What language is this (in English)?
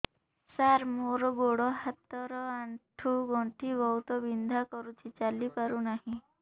Odia